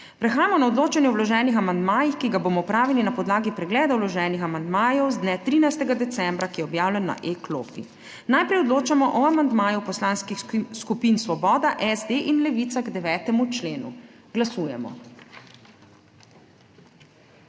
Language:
Slovenian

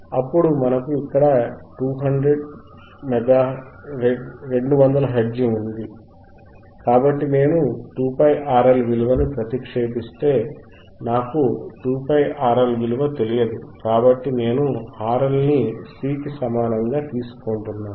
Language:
Telugu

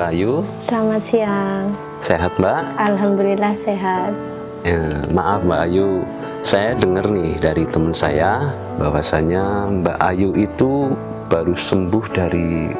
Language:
Indonesian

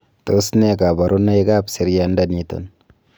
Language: Kalenjin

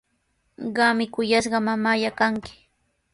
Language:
Sihuas Ancash Quechua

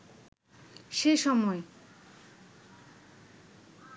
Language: Bangla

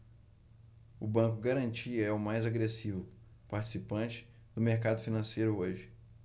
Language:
Portuguese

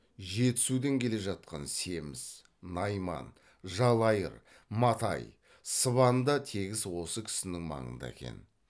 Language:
Kazakh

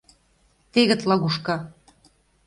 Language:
Mari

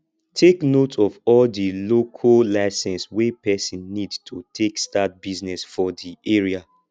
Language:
Nigerian Pidgin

